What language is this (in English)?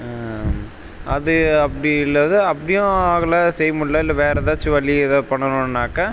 Tamil